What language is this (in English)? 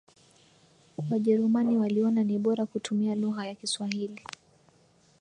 Swahili